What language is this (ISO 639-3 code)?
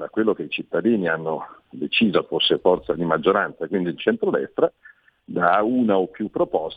ita